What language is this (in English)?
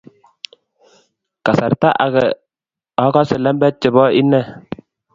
Kalenjin